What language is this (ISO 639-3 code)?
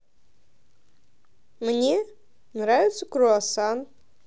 rus